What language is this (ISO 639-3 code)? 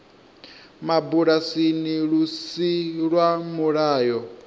ven